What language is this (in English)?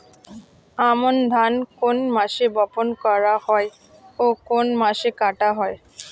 Bangla